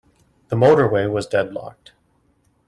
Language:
English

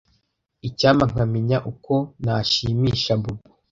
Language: Kinyarwanda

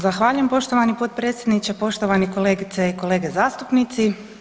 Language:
Croatian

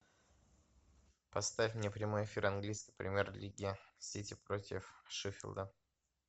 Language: Russian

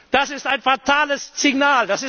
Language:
German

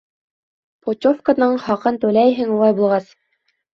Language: Bashkir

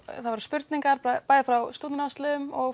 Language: Icelandic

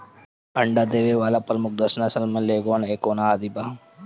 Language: Bhojpuri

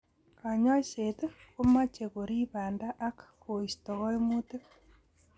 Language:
Kalenjin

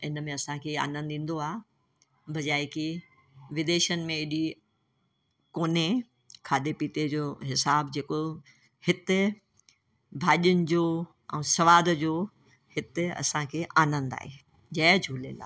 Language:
Sindhi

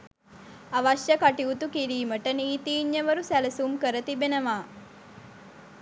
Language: Sinhala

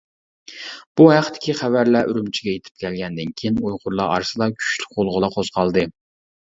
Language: Uyghur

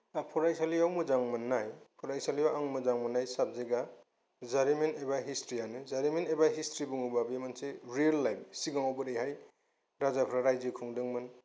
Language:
Bodo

